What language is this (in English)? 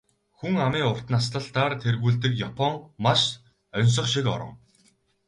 Mongolian